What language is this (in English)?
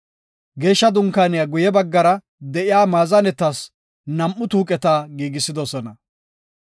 Gofa